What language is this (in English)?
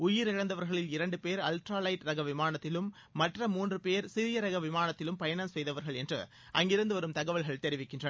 Tamil